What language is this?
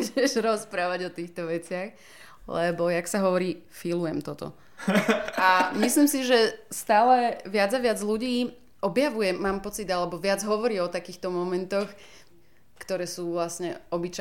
Slovak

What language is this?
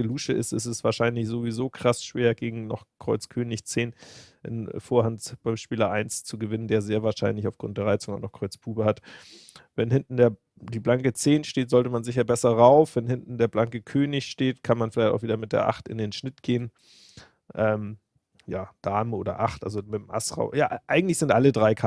German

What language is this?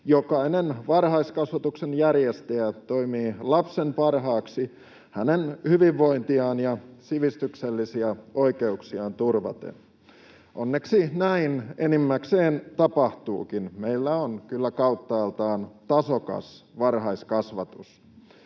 Finnish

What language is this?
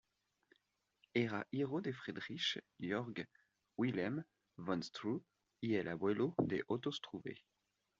Spanish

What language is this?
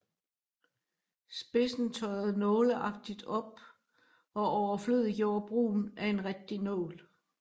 Danish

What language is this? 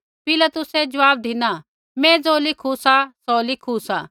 Kullu Pahari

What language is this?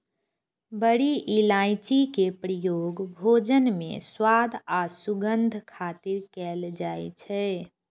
Maithili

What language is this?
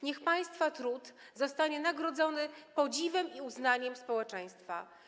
Polish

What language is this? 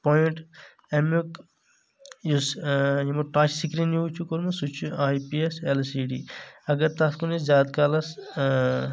Kashmiri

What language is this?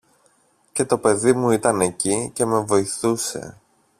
Greek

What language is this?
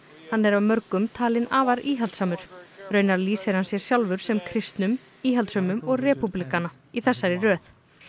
Icelandic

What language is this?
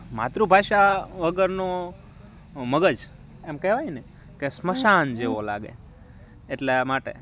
Gujarati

